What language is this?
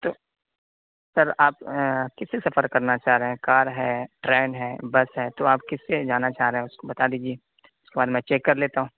Urdu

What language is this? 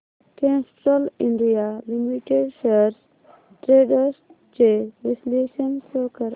Marathi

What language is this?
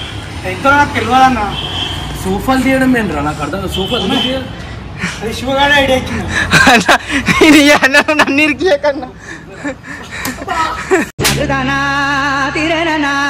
Arabic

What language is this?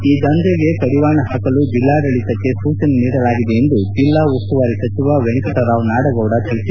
Kannada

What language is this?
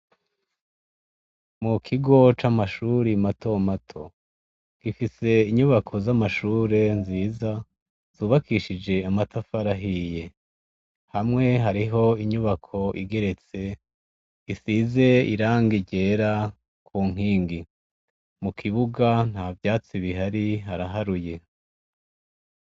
Rundi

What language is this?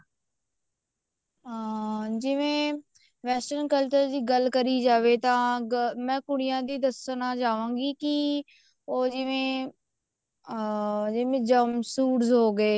Punjabi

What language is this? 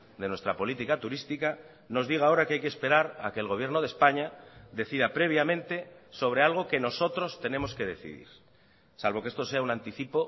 Spanish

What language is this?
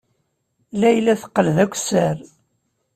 Kabyle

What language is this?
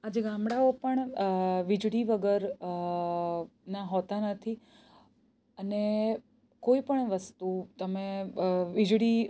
Gujarati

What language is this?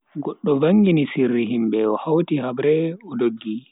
Bagirmi Fulfulde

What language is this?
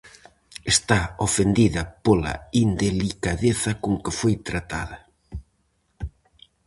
Galician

